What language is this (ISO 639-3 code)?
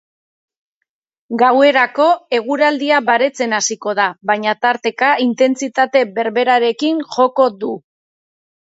eus